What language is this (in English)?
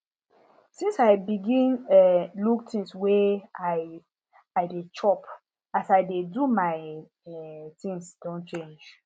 Nigerian Pidgin